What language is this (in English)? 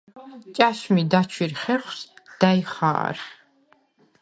Svan